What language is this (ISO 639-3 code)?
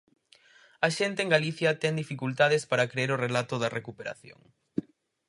glg